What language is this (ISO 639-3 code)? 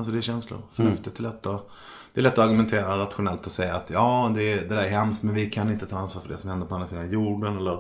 swe